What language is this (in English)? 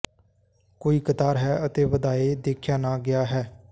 Punjabi